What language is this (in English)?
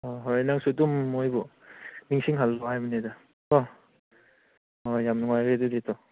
Manipuri